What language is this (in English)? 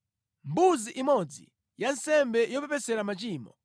Nyanja